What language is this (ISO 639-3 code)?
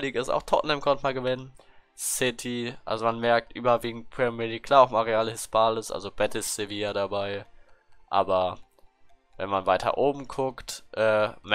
deu